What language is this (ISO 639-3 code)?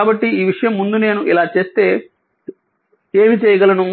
tel